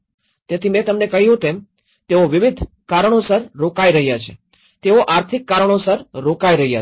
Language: Gujarati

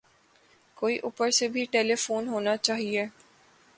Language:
Urdu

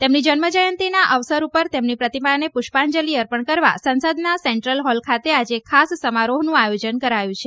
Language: Gujarati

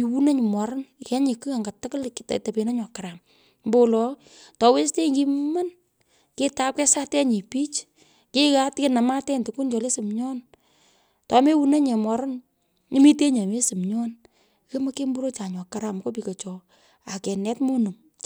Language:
Pökoot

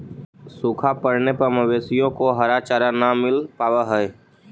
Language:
Magahi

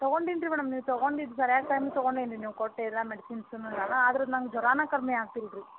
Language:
Kannada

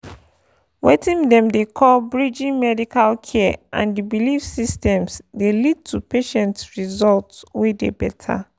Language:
Nigerian Pidgin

